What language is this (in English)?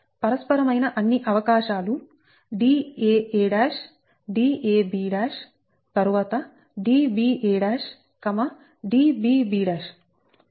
Telugu